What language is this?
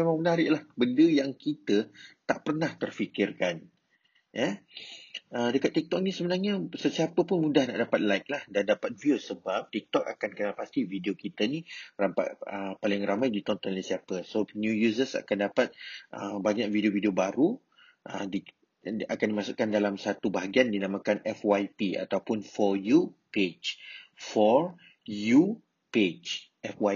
Malay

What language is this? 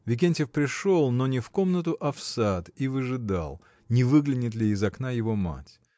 Russian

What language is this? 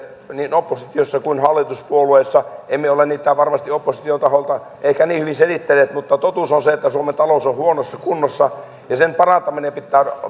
Finnish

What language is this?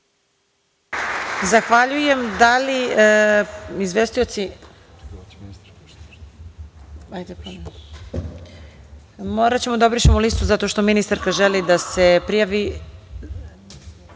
Serbian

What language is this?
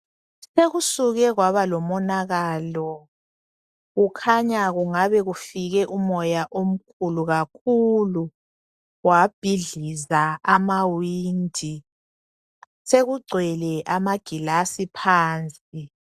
North Ndebele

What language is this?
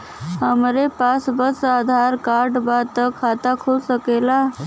Bhojpuri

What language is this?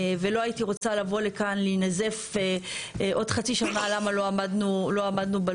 Hebrew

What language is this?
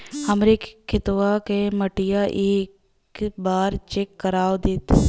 Bhojpuri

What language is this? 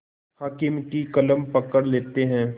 Hindi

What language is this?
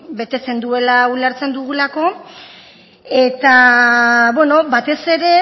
Basque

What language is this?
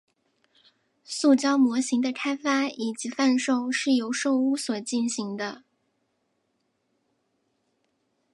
Chinese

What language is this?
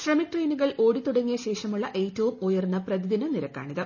Malayalam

